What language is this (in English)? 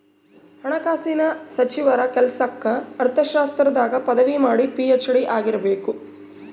Kannada